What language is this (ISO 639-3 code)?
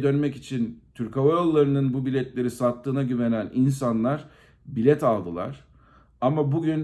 tur